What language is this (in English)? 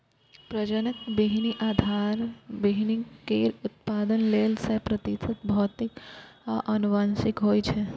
Maithili